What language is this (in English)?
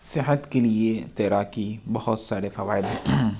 Urdu